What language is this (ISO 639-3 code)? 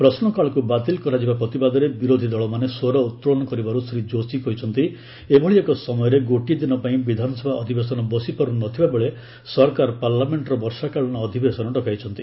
ori